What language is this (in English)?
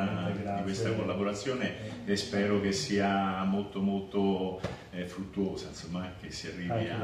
Italian